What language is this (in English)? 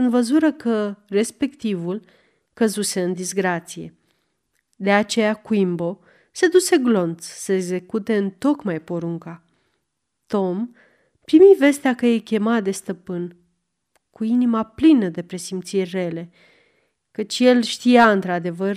Romanian